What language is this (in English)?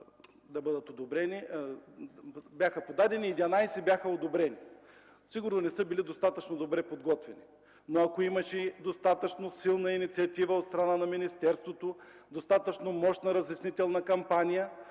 Bulgarian